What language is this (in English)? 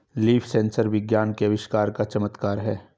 Hindi